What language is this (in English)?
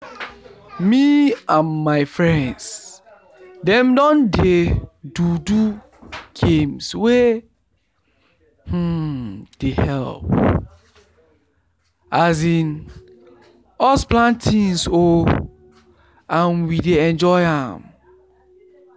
Nigerian Pidgin